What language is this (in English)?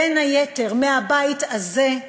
Hebrew